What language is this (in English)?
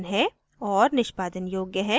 Hindi